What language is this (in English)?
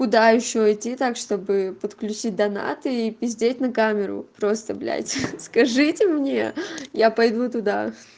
Russian